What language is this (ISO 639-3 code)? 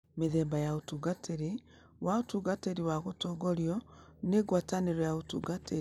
kik